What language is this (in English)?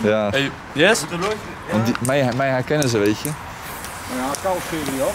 Dutch